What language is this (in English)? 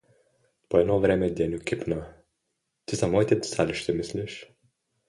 Bulgarian